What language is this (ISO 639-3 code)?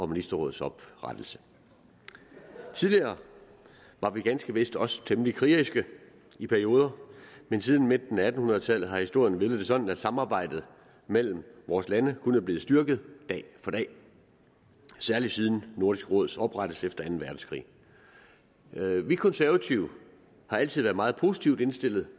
dan